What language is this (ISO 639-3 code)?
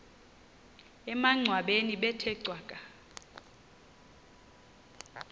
xho